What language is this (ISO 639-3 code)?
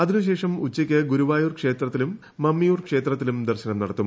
mal